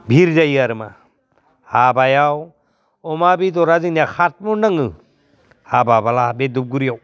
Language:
Bodo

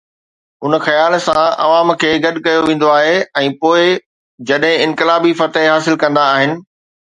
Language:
Sindhi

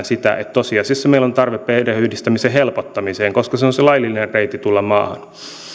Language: Finnish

